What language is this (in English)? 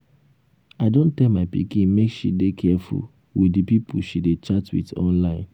Nigerian Pidgin